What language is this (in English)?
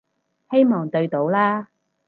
Cantonese